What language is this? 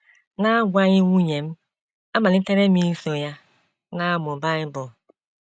Igbo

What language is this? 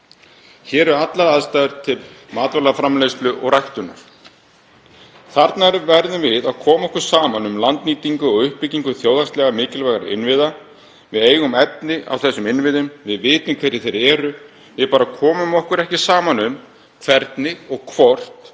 Icelandic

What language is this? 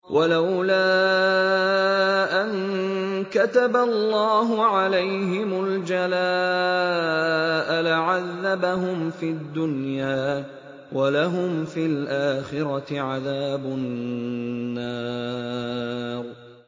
Arabic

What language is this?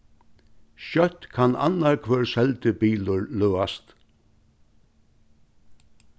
Faroese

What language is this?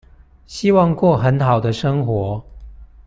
Chinese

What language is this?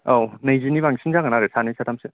Bodo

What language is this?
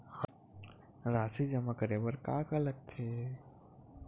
Chhattisgarhi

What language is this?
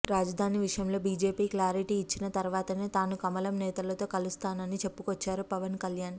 Telugu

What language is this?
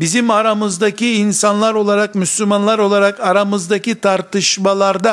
Turkish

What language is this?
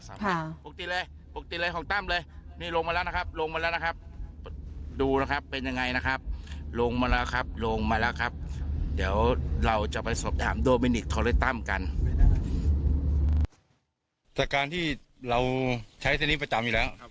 Thai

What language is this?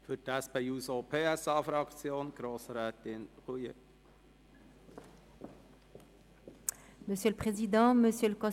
Swiss German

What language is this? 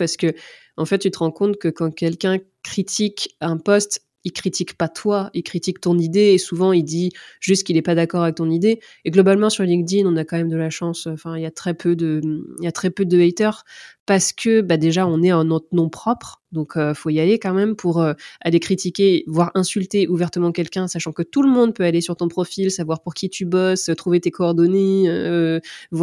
French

